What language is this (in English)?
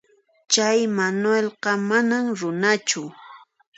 Puno Quechua